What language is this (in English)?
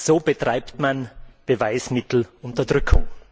German